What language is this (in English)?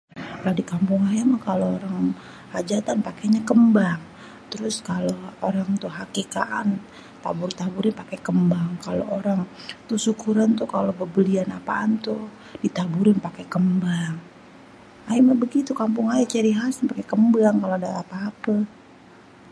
Betawi